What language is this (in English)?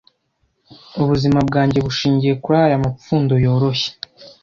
Kinyarwanda